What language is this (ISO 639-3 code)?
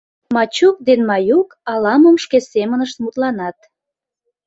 chm